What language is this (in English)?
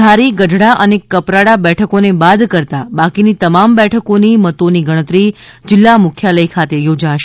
Gujarati